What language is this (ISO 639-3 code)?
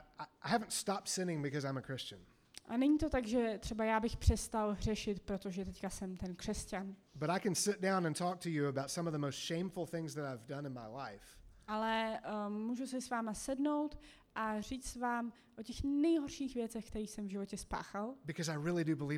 ces